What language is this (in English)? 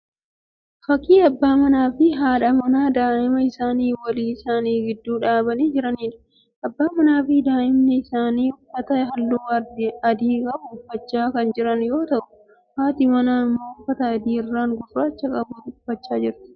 Oromo